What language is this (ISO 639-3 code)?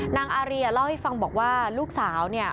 tha